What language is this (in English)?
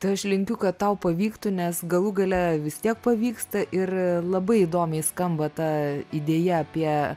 Lithuanian